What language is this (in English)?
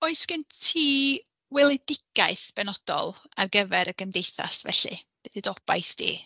Welsh